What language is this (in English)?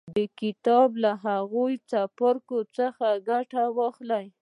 Pashto